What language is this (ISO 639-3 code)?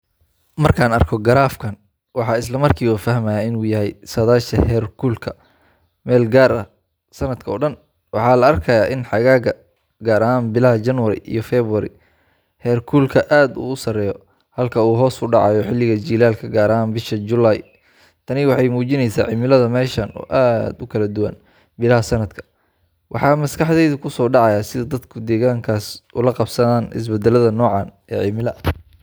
som